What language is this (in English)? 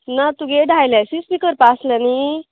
Konkani